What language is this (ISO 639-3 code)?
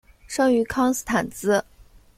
zho